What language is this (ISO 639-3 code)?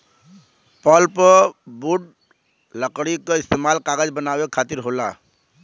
bho